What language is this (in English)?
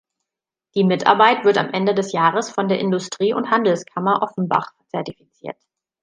German